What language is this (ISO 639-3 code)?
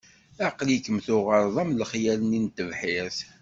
kab